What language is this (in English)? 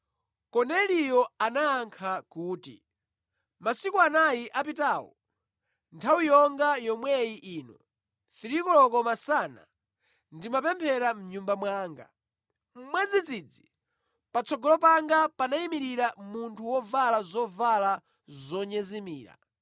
Nyanja